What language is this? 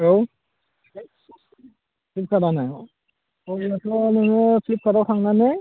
Bodo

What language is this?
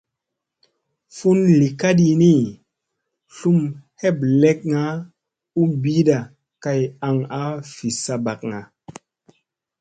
Musey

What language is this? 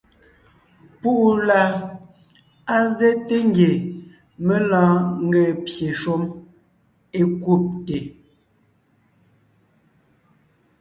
Ngiemboon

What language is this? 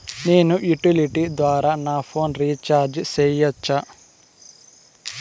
Telugu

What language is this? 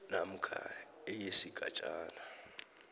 South Ndebele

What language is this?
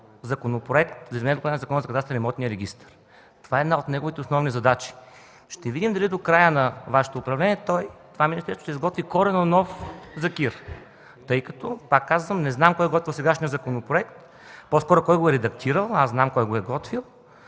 Bulgarian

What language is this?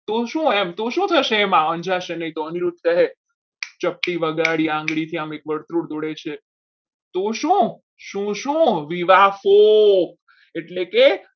Gujarati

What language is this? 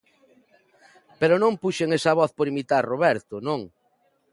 Galician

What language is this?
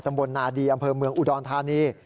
Thai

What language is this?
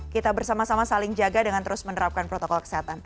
Indonesian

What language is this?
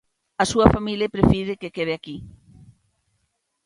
Galician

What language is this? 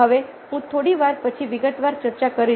Gujarati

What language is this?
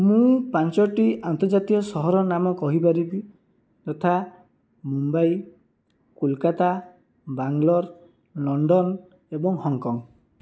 Odia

